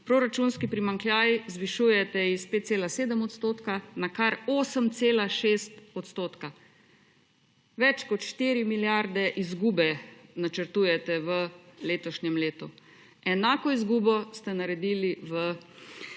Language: Slovenian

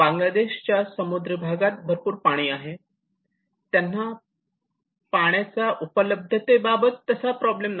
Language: Marathi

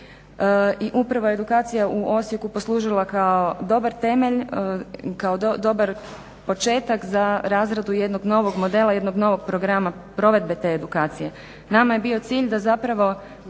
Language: Croatian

